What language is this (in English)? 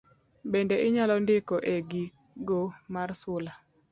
Luo (Kenya and Tanzania)